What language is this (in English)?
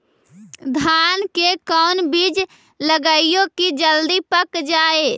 Magahi